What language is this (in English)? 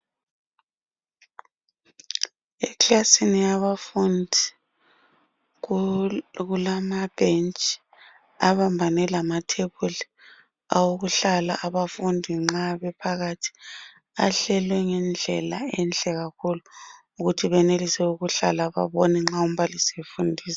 North Ndebele